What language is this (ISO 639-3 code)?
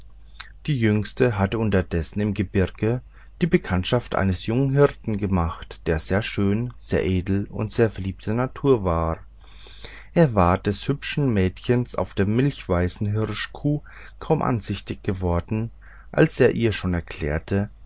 deu